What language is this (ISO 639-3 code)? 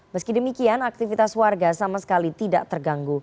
ind